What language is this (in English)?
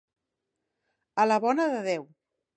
Catalan